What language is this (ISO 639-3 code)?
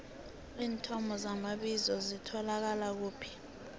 nbl